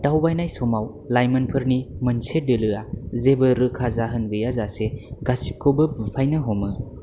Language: Bodo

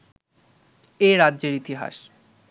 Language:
Bangla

